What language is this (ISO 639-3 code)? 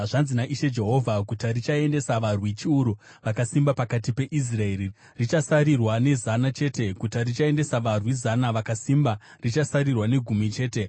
sna